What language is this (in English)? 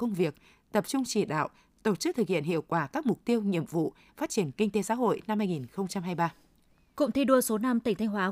Vietnamese